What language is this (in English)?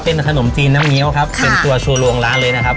Thai